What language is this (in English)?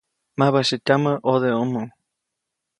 Copainalá Zoque